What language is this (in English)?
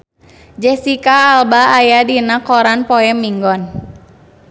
Sundanese